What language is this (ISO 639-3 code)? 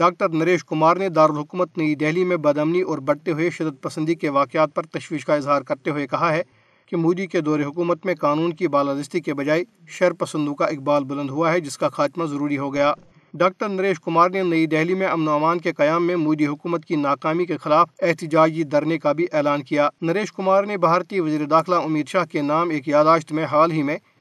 urd